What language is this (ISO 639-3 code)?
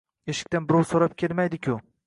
uzb